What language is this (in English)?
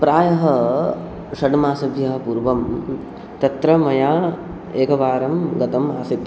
Sanskrit